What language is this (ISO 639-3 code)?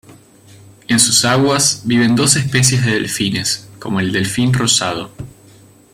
spa